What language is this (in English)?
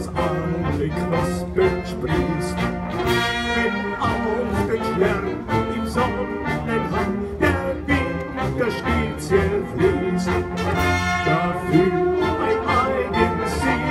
Dutch